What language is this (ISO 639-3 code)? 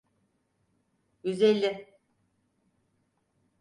tur